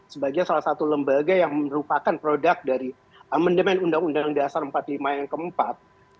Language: Indonesian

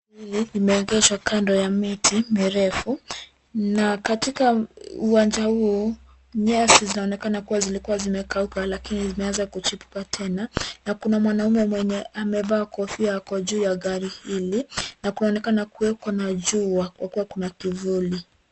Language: Swahili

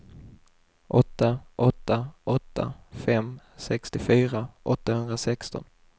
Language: Swedish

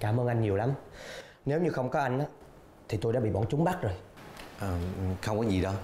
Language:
Vietnamese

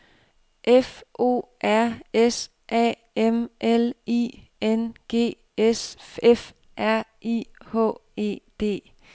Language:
Danish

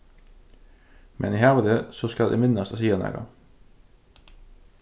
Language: Faroese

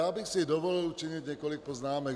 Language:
Czech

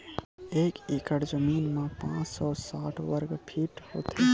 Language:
Chhattisgarhi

